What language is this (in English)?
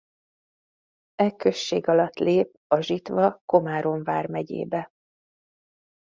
Hungarian